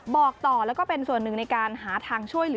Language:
Thai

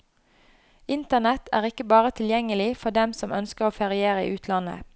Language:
Norwegian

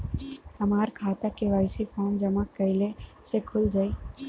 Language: Bhojpuri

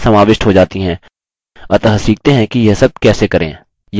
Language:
Hindi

